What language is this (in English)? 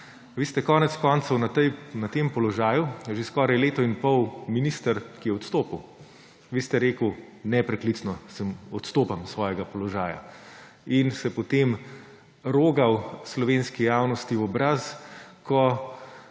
Slovenian